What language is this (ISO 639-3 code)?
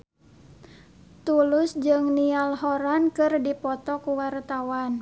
sun